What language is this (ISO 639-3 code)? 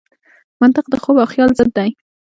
pus